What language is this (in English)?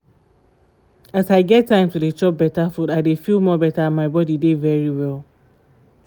Nigerian Pidgin